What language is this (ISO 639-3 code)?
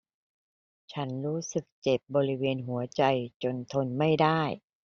tha